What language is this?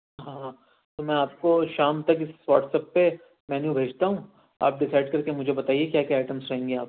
Urdu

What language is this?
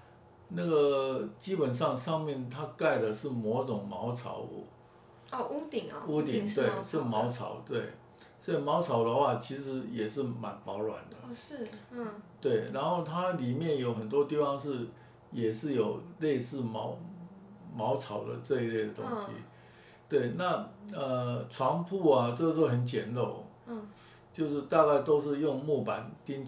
Chinese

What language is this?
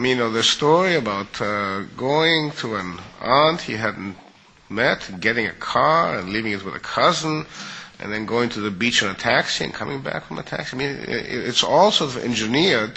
English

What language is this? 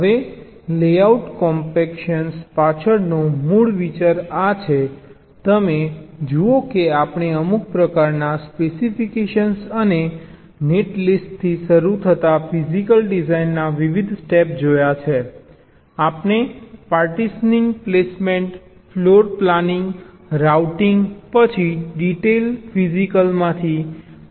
Gujarati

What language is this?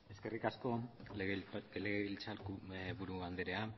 Basque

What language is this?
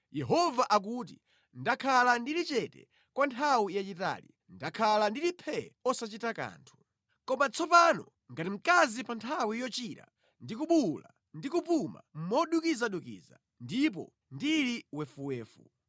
Nyanja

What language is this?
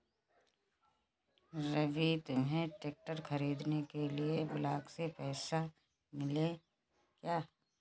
Hindi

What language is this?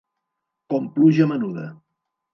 Catalan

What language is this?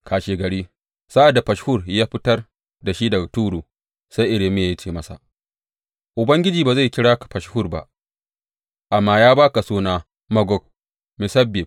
Hausa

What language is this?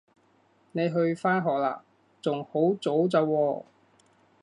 Cantonese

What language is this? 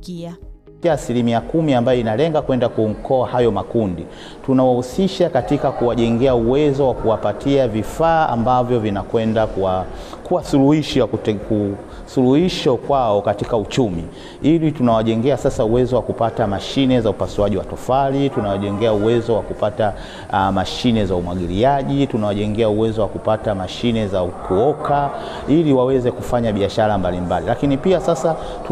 Swahili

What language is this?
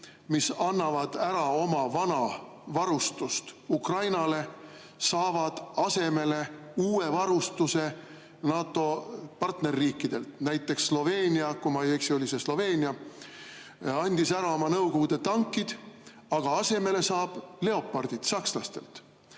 Estonian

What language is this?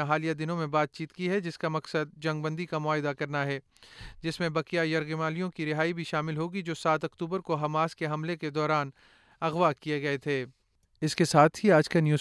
Urdu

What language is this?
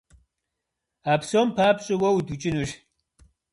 Kabardian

